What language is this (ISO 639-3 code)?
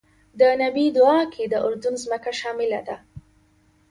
pus